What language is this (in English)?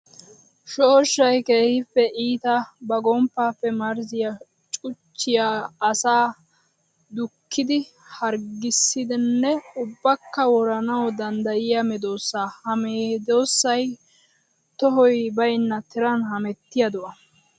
Wolaytta